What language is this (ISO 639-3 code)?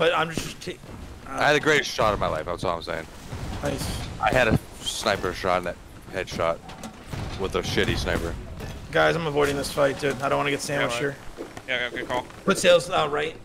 eng